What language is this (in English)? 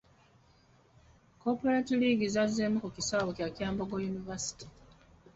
Ganda